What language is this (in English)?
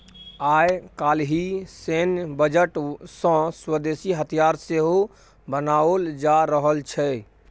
Maithili